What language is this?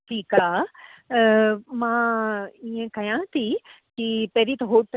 Sindhi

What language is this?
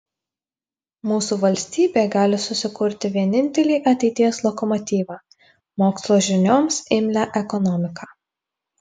Lithuanian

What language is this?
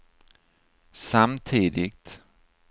Swedish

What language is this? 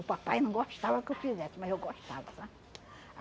Portuguese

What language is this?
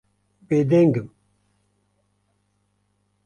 Kurdish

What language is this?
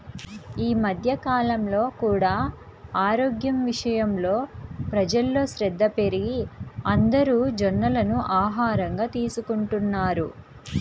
Telugu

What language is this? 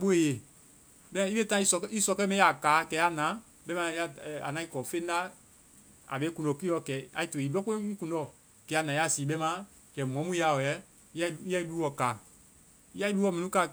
Vai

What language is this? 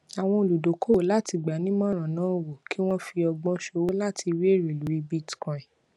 Yoruba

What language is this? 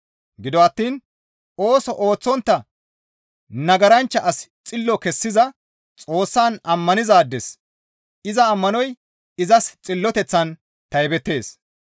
Gamo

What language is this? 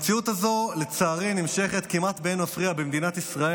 Hebrew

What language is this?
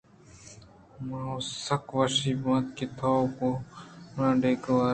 Eastern Balochi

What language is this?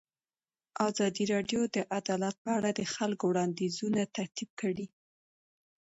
Pashto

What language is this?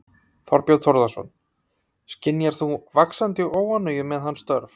Icelandic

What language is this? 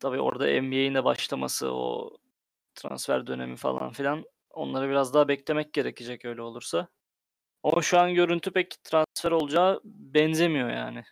Turkish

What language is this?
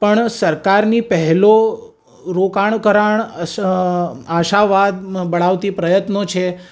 Gujarati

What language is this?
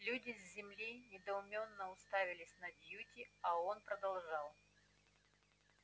Russian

